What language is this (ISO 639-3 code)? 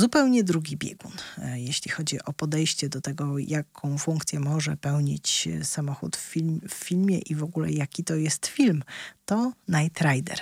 pol